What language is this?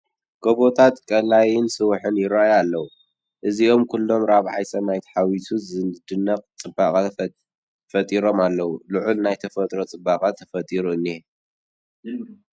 Tigrinya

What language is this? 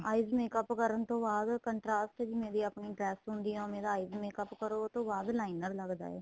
Punjabi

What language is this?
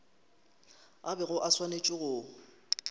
Northern Sotho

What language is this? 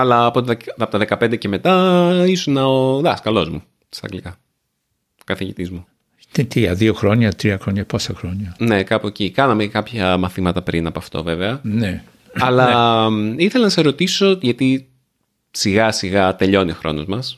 Greek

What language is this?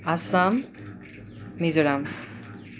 Nepali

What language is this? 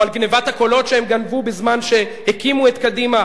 Hebrew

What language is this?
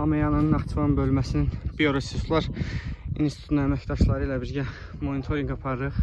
Turkish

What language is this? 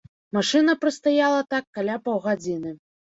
Belarusian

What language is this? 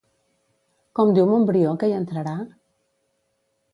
Catalan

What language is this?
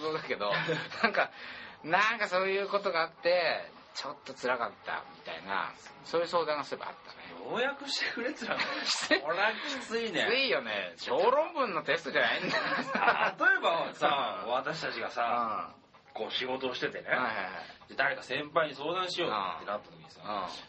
Japanese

